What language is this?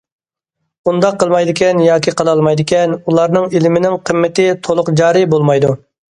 Uyghur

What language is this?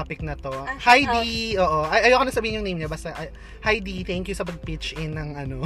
Filipino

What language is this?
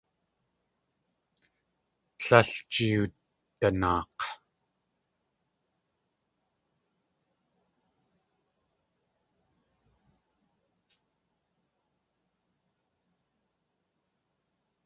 Tlingit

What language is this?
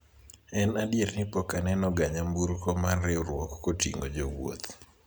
Luo (Kenya and Tanzania)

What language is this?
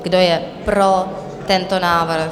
Czech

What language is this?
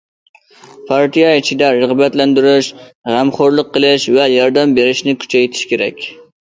Uyghur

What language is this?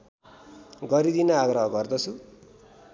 Nepali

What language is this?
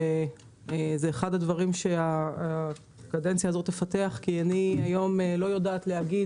Hebrew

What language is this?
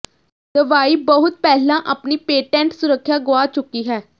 Punjabi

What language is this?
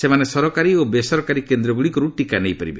Odia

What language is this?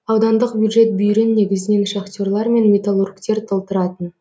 Kazakh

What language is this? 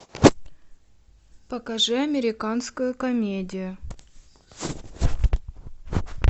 Russian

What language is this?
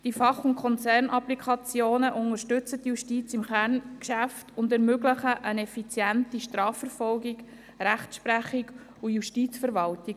Swiss German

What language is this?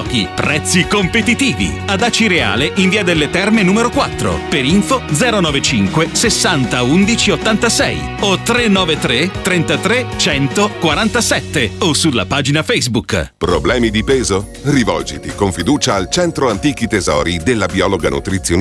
Italian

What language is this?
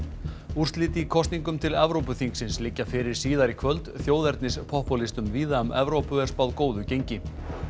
Icelandic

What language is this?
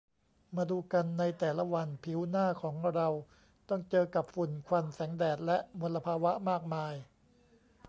Thai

